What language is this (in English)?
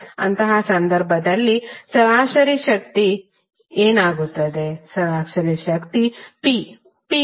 Kannada